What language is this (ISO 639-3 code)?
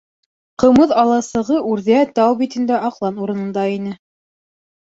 bak